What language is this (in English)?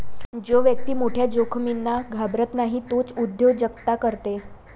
Marathi